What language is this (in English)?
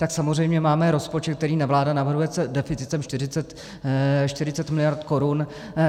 Czech